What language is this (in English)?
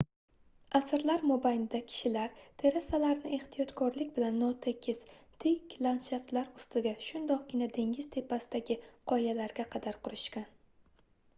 Uzbek